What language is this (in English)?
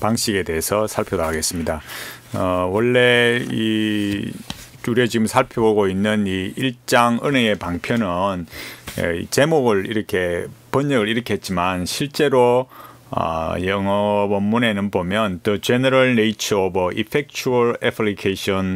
Korean